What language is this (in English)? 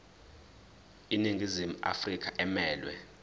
Zulu